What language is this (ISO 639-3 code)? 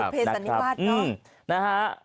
tha